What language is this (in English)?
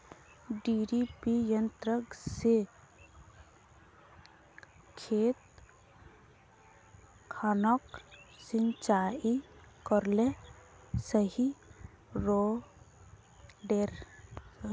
Magahi